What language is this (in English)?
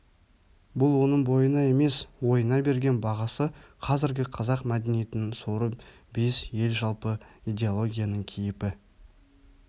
Kazakh